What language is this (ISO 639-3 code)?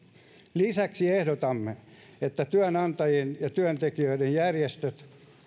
fin